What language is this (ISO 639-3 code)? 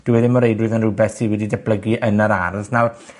cym